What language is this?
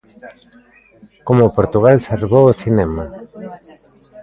Galician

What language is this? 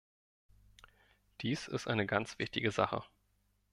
German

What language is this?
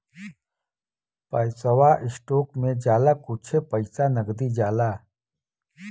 Bhojpuri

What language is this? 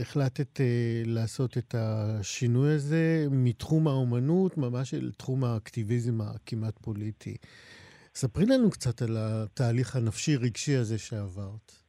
Hebrew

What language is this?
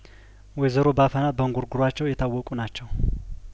Amharic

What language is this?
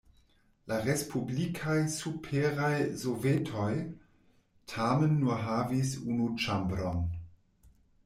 Esperanto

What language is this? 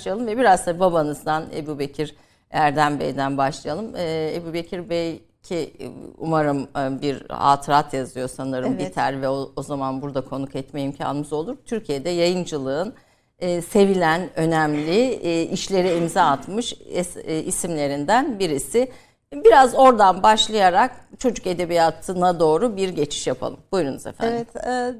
Turkish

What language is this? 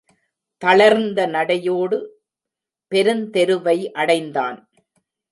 Tamil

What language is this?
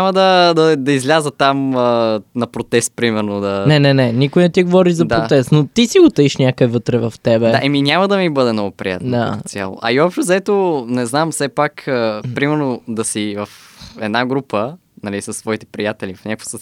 Bulgarian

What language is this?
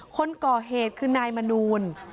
Thai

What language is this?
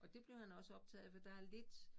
Danish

